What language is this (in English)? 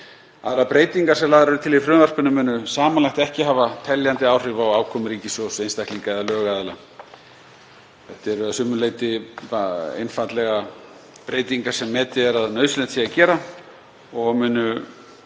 Icelandic